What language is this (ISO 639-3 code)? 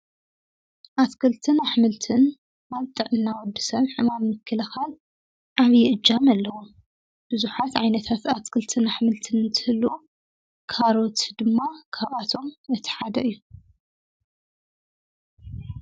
tir